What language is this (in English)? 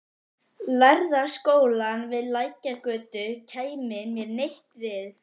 Icelandic